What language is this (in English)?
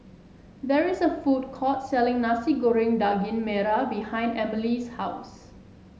English